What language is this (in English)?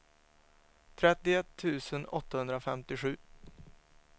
Swedish